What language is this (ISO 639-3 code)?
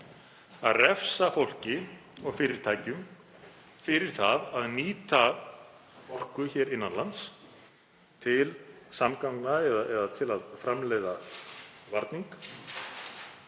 isl